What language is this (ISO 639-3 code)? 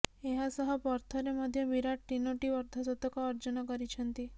ori